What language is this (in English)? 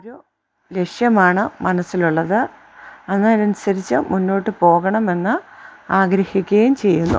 Malayalam